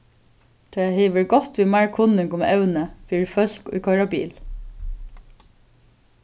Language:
Faroese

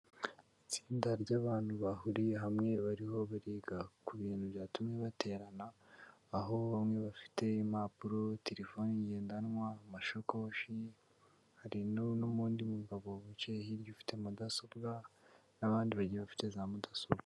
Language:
Kinyarwanda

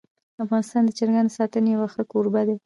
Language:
Pashto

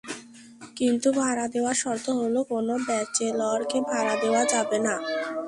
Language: Bangla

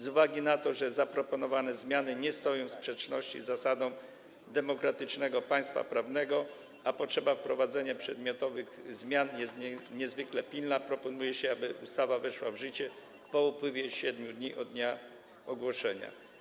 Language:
Polish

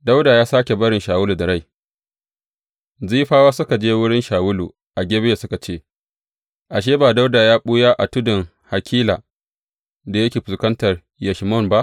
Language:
Hausa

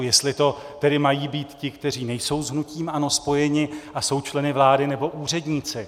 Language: Czech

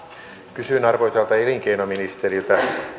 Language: Finnish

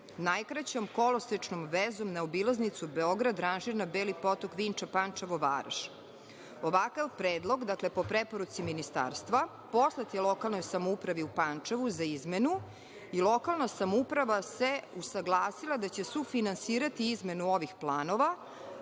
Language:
Serbian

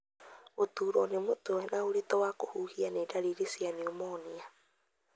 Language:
Kikuyu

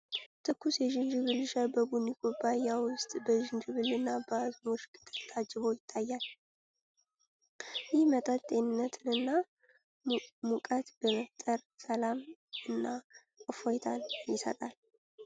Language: Amharic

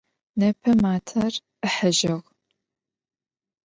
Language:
Adyghe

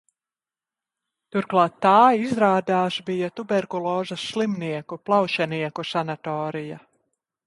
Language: Latvian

